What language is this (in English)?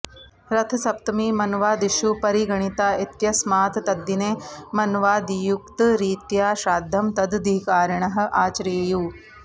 Sanskrit